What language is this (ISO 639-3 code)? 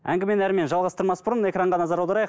kaz